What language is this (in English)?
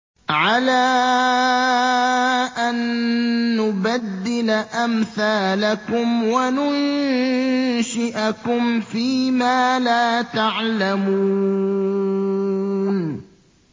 Arabic